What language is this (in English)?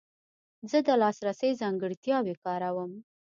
Pashto